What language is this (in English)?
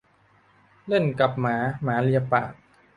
Thai